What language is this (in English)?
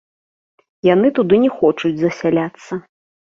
Belarusian